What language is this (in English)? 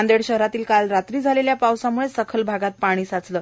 Marathi